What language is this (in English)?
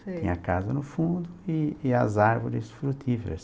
Portuguese